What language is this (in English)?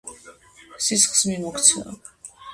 Georgian